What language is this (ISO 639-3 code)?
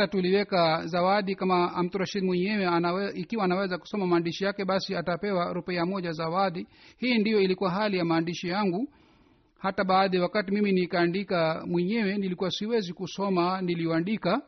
swa